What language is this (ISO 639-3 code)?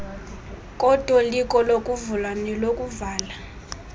xho